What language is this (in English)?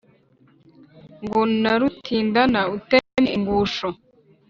Kinyarwanda